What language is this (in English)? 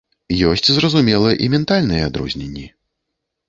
Belarusian